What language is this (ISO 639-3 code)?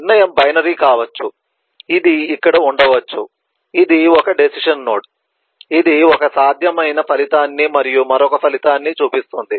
tel